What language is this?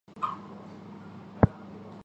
Chinese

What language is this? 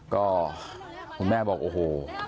Thai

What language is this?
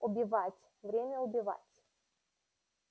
Russian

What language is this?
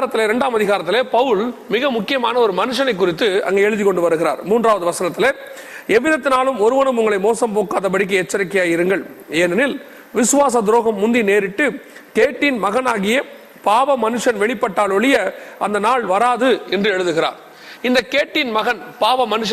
Tamil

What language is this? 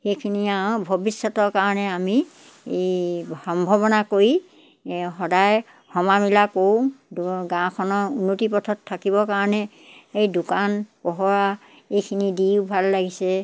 Assamese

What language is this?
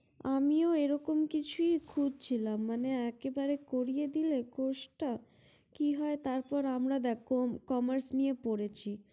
Bangla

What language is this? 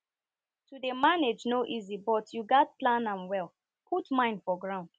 Nigerian Pidgin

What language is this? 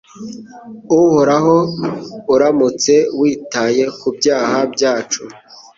Kinyarwanda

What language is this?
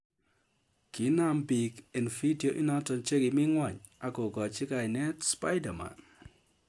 Kalenjin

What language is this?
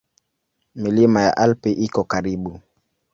Swahili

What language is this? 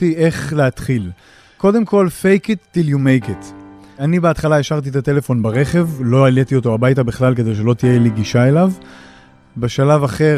Hebrew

